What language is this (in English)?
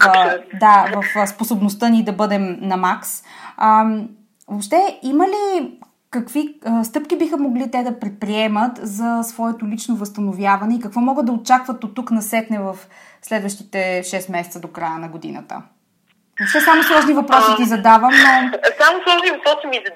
Bulgarian